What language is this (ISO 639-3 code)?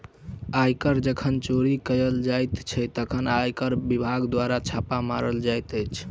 mai